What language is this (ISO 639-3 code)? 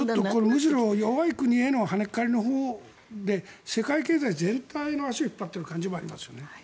jpn